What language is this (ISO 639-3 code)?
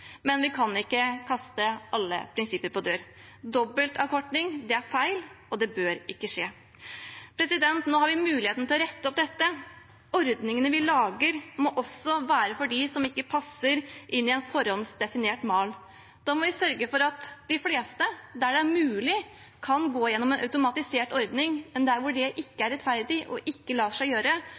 nob